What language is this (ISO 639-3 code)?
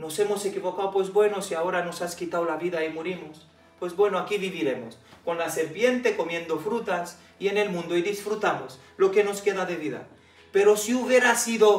spa